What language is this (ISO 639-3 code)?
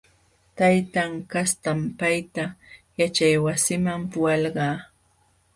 qxw